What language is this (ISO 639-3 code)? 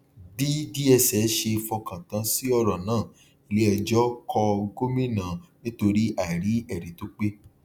yor